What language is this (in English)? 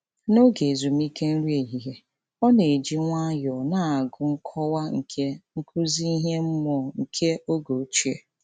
Igbo